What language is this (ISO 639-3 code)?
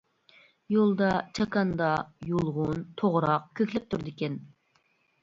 uig